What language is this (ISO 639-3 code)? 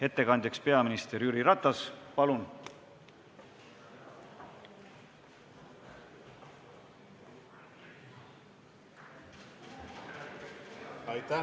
est